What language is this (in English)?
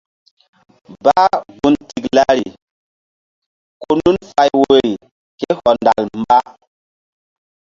Mbum